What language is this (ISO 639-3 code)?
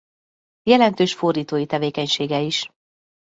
hun